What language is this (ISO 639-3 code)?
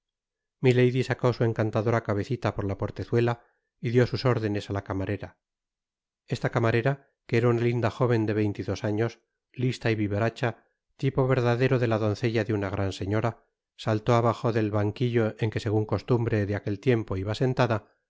spa